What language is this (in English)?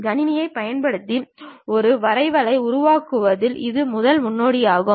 Tamil